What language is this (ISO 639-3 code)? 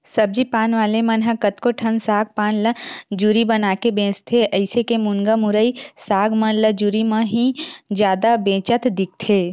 hne